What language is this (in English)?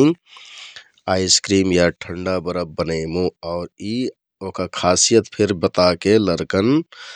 Kathoriya Tharu